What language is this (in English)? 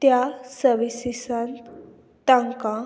Konkani